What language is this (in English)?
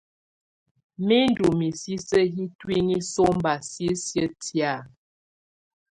Tunen